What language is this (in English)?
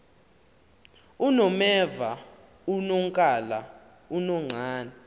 Xhosa